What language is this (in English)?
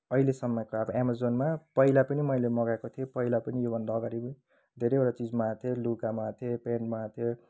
Nepali